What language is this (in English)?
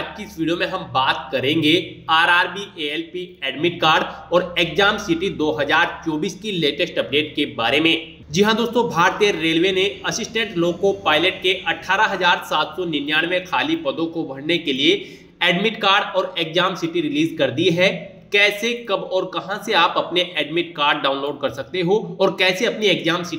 Hindi